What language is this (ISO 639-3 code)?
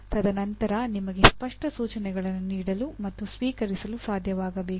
kan